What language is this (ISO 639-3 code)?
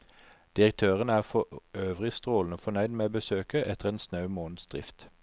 nor